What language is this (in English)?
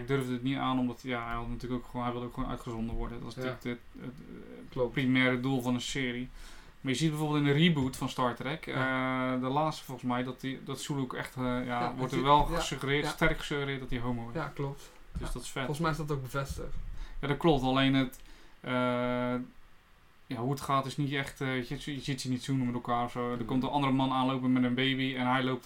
Dutch